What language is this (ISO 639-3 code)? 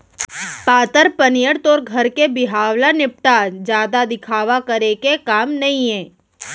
hne